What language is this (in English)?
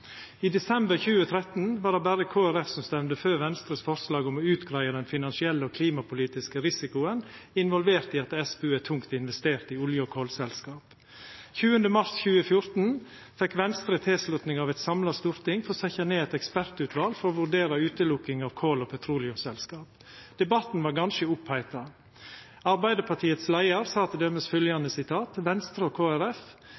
Norwegian Nynorsk